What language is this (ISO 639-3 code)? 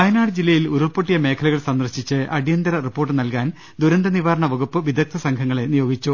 mal